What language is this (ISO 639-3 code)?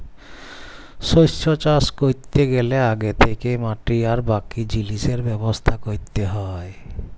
ben